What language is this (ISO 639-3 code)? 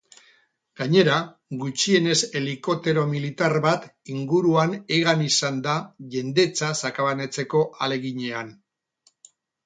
eus